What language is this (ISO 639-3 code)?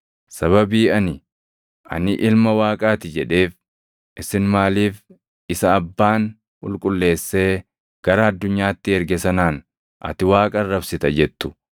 orm